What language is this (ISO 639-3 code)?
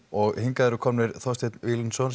isl